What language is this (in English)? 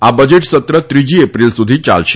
Gujarati